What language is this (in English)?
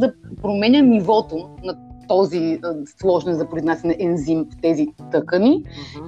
Bulgarian